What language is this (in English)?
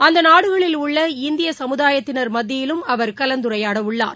Tamil